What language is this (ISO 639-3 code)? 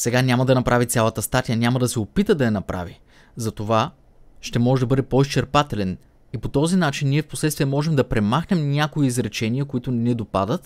bul